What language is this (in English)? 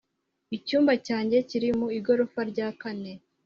Kinyarwanda